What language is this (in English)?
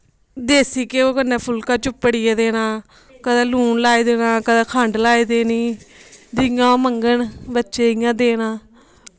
Dogri